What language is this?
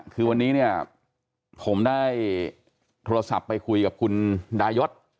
Thai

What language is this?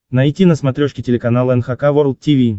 Russian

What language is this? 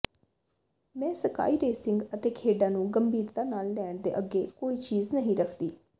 Punjabi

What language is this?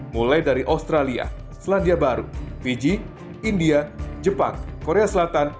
Indonesian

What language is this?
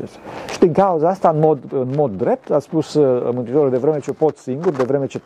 Romanian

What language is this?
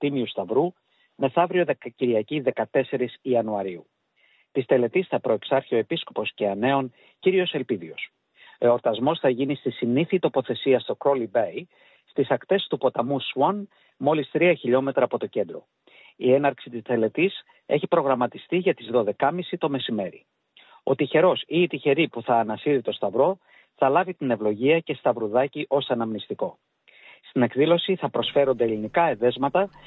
Greek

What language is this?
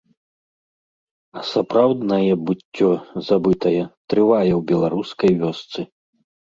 Belarusian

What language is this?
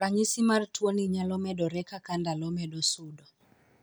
Luo (Kenya and Tanzania)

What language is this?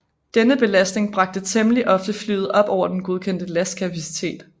Danish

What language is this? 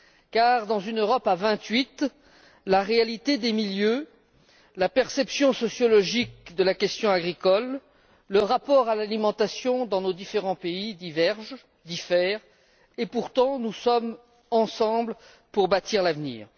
French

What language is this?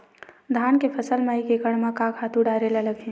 Chhattisgarhi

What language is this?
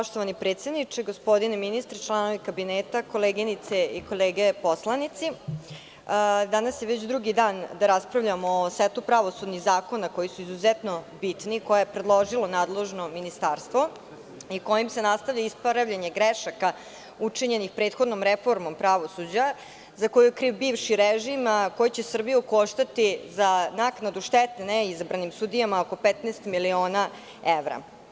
Serbian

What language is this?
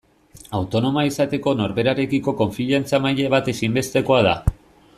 Basque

